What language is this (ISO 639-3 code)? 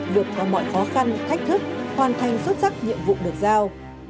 vie